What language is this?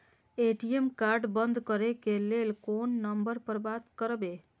Maithili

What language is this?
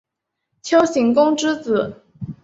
Chinese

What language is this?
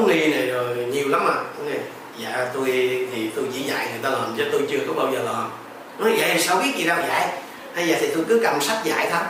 Vietnamese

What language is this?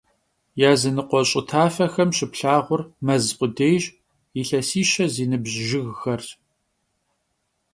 Kabardian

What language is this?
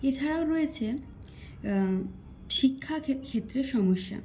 Bangla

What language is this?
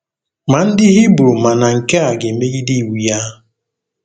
Igbo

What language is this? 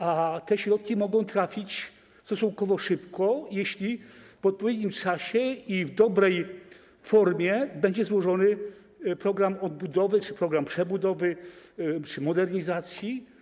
Polish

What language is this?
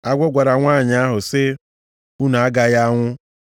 Igbo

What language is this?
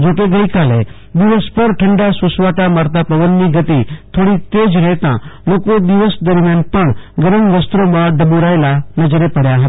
Gujarati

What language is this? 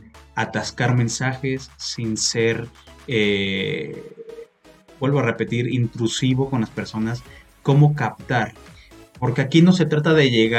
Spanish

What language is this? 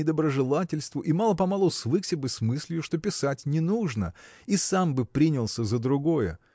Russian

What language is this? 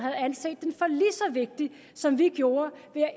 Danish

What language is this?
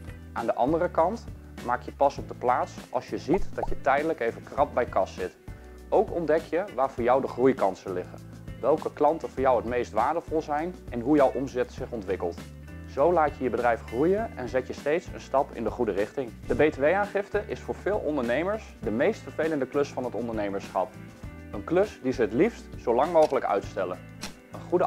Dutch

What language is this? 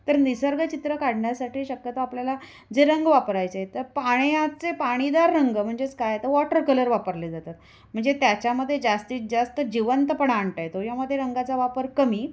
Marathi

